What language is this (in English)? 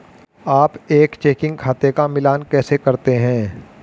Hindi